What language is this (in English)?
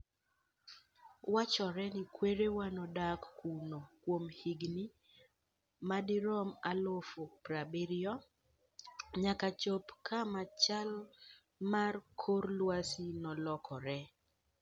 Luo (Kenya and Tanzania)